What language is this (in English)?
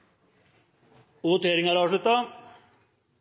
Norwegian Nynorsk